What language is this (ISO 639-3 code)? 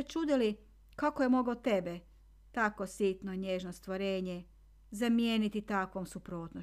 hrv